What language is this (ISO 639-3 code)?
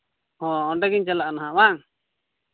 sat